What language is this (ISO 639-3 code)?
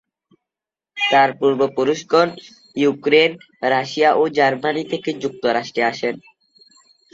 ben